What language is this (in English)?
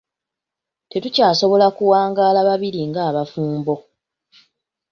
Ganda